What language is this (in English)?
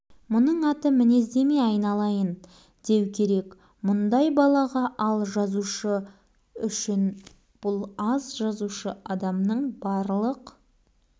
Kazakh